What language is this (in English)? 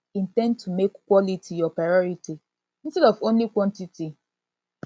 Nigerian Pidgin